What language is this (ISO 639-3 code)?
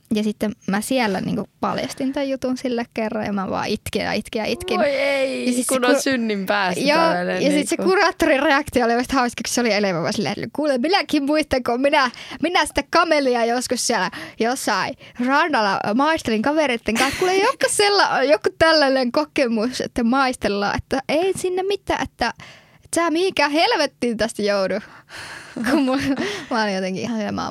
fin